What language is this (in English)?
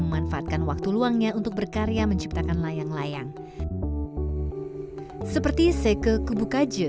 Indonesian